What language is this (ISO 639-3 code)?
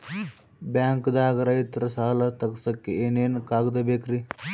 kan